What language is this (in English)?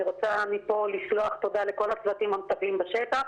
Hebrew